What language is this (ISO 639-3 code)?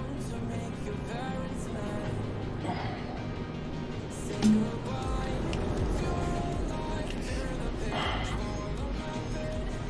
deu